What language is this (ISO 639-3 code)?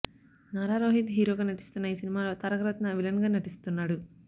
tel